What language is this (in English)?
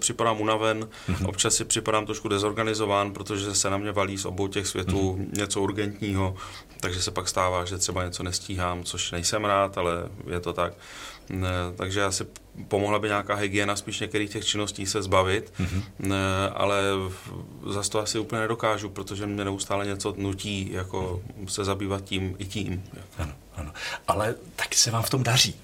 Czech